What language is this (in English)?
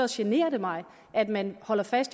Danish